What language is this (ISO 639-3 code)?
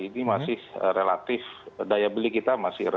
ind